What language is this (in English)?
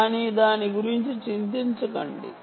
Telugu